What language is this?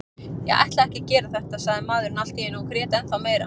Icelandic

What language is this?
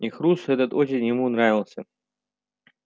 Russian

